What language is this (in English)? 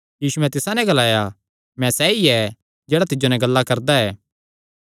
Kangri